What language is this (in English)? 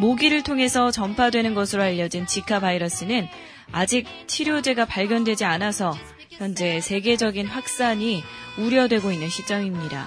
Korean